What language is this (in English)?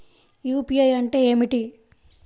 Telugu